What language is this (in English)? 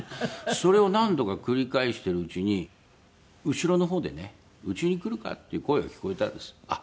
Japanese